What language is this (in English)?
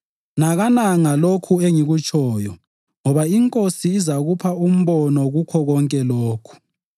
North Ndebele